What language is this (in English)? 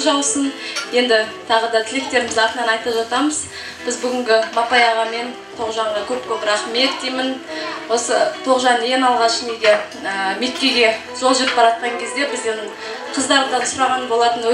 Turkish